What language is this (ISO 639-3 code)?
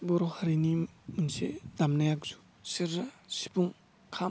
brx